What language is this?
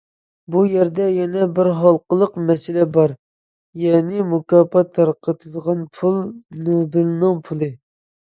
Uyghur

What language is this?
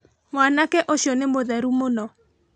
Kikuyu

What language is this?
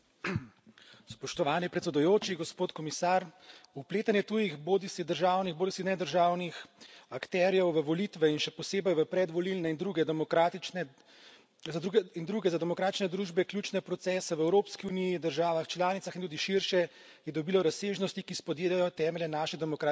Slovenian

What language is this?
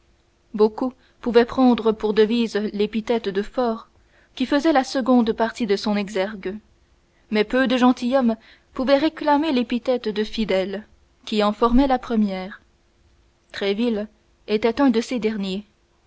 French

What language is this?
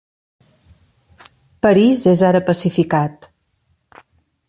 Catalan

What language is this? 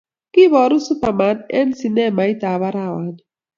Kalenjin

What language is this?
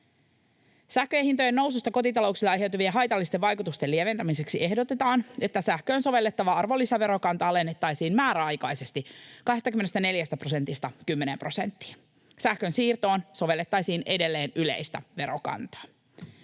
Finnish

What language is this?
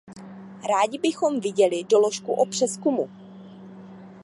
Czech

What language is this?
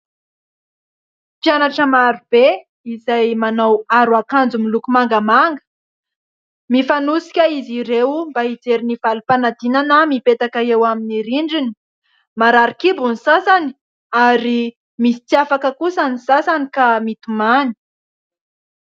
Malagasy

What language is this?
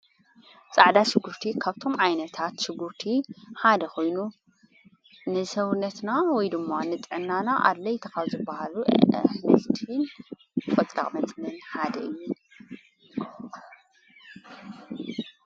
Tigrinya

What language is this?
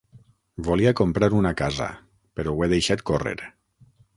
Catalan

